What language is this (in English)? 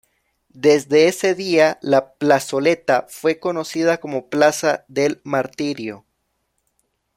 Spanish